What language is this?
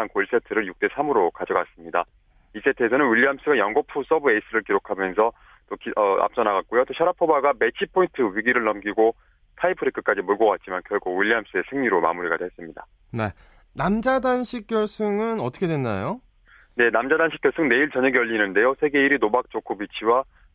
Korean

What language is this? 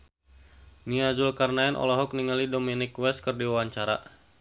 Sundanese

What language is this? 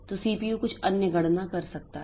Hindi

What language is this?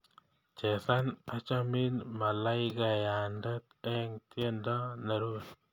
Kalenjin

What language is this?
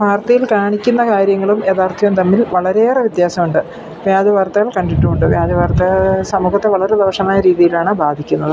Malayalam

